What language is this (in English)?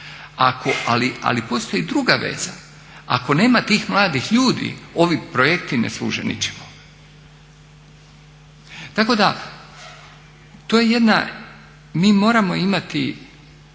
Croatian